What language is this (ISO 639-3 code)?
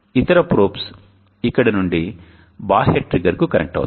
tel